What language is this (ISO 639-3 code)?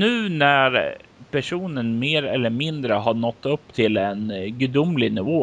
swe